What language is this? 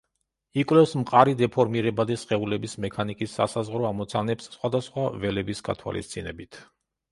Georgian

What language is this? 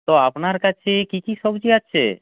Bangla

